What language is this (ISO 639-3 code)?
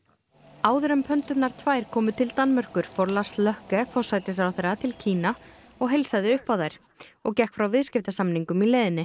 isl